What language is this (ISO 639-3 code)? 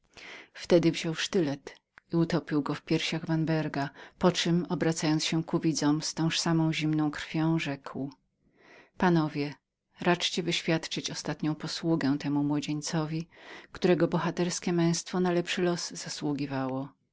pol